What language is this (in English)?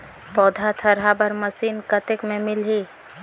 Chhattisgarhi